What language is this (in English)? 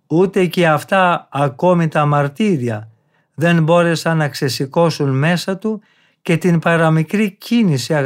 Greek